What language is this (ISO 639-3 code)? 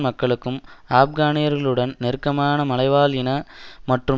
tam